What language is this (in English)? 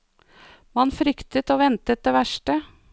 Norwegian